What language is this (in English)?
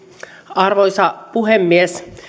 Finnish